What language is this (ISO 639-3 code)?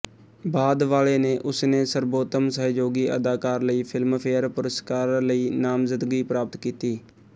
pan